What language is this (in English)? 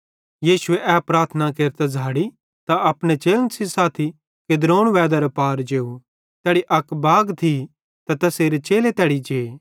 Bhadrawahi